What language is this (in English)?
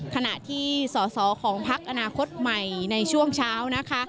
Thai